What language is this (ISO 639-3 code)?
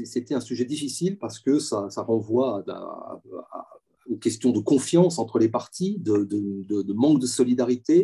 fra